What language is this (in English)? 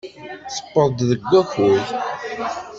Kabyle